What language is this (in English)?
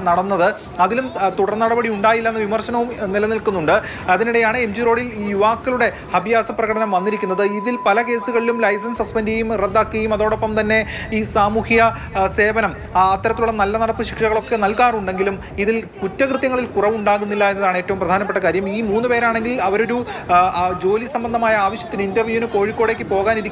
Malayalam